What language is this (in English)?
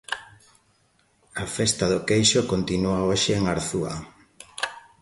Galician